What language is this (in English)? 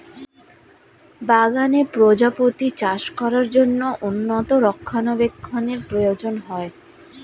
Bangla